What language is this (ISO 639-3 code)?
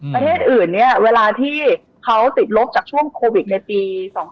tha